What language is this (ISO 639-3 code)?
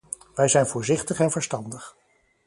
nld